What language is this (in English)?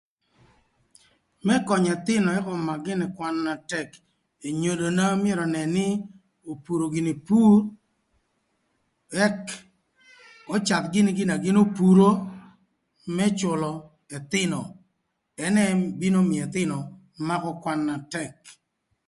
Thur